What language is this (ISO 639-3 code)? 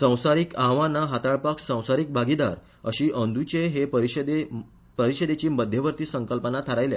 kok